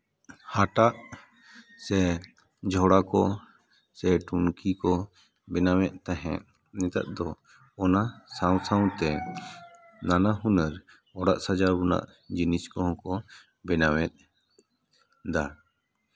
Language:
Santali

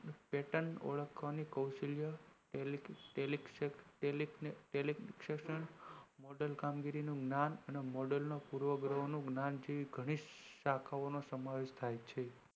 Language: Gujarati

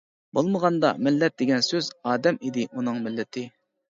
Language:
Uyghur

